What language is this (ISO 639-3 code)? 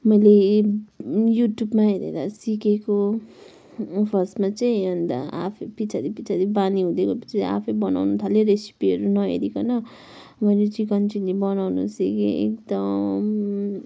nep